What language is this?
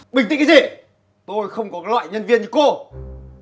Vietnamese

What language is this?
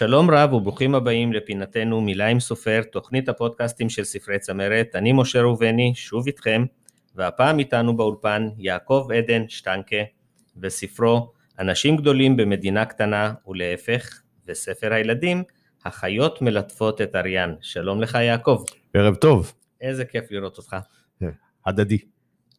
Hebrew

